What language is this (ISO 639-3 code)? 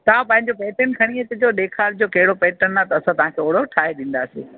snd